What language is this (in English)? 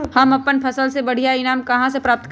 Magahi